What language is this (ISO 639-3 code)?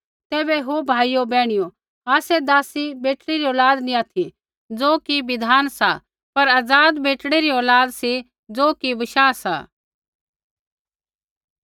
kfx